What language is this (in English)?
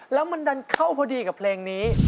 Thai